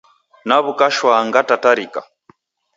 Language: Taita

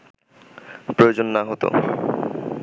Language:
Bangla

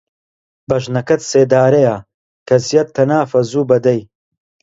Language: Central Kurdish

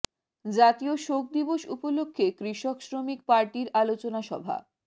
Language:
Bangla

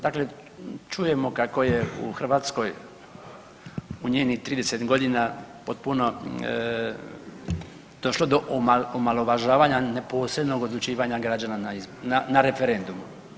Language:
Croatian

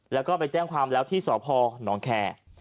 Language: Thai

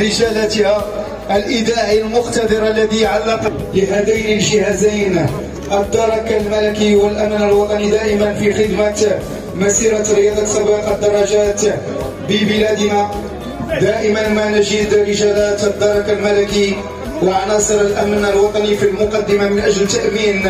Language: Arabic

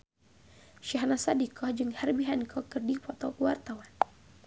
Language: Sundanese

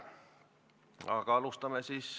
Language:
Estonian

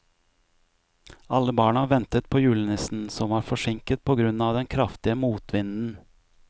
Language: Norwegian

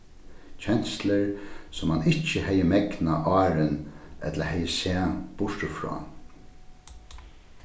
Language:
Faroese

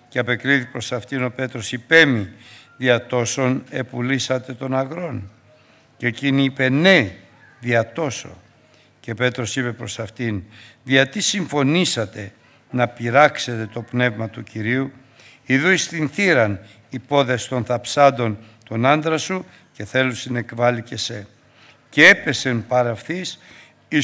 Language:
Greek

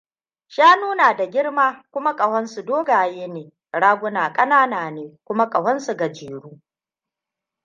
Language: Hausa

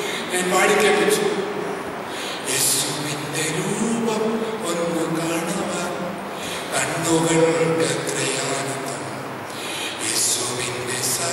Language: Romanian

